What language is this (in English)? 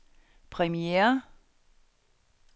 Danish